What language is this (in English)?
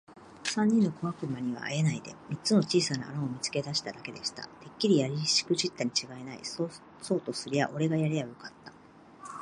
Japanese